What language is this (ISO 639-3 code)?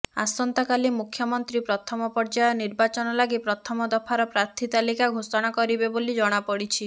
ori